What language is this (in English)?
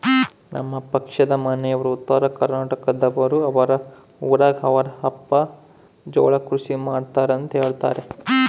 Kannada